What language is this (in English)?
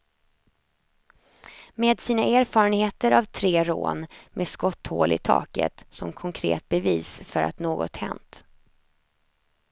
Swedish